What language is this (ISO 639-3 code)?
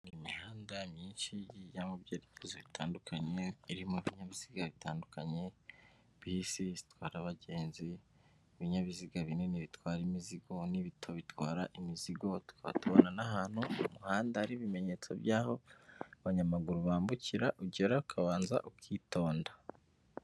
kin